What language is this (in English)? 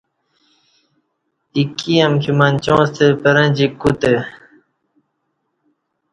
Kati